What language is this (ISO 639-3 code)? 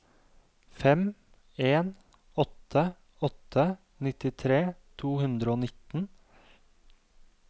nor